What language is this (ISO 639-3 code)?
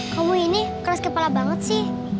ind